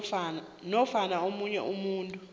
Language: South Ndebele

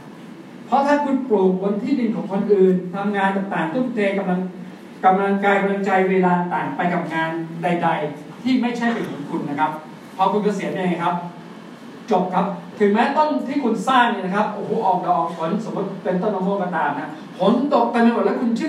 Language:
Thai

